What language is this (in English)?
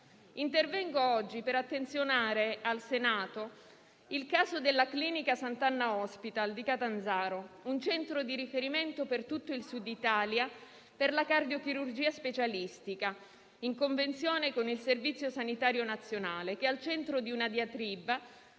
Italian